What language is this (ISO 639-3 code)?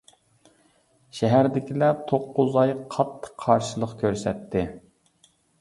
uig